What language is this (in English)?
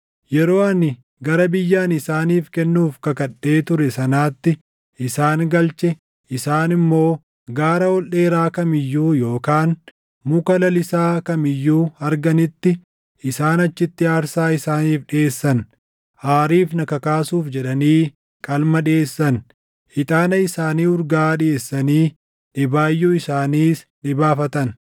Oromo